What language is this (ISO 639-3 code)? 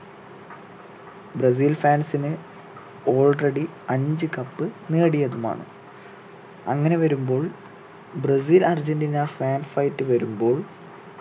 mal